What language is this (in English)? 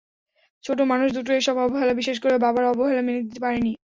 Bangla